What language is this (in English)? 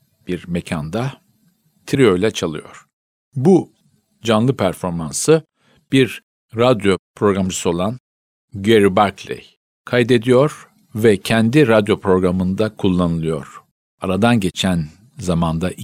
Turkish